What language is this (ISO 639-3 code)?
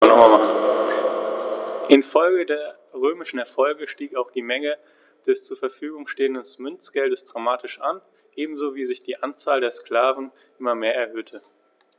deu